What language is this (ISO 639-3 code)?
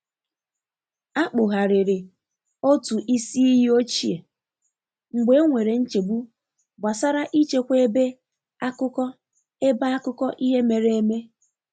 ibo